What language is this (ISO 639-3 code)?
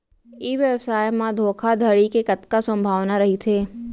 hne